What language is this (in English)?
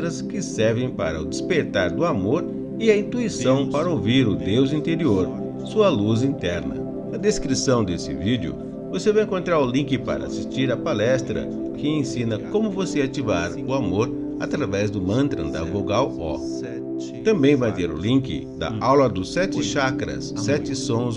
Portuguese